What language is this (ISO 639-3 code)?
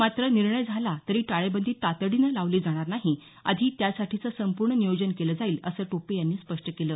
mar